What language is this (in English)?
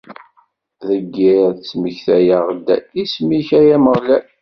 Kabyle